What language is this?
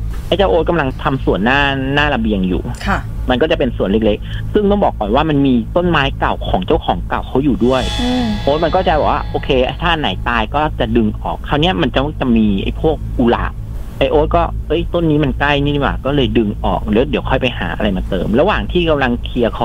Thai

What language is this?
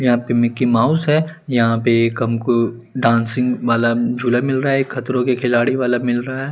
Hindi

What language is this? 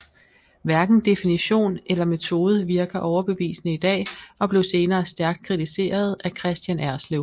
Danish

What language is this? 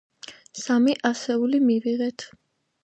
Georgian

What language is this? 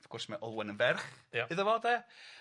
Welsh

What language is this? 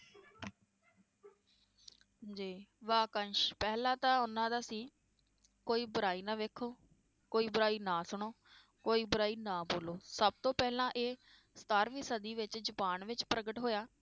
Punjabi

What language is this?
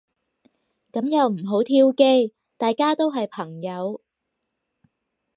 Cantonese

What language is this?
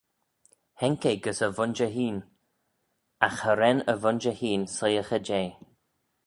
Manx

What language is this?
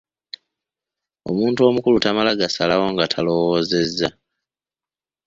Ganda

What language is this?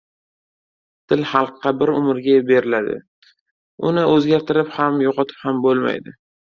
Uzbek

